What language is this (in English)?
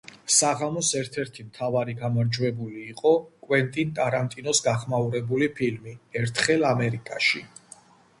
Georgian